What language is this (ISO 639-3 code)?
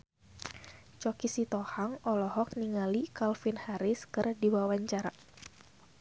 sun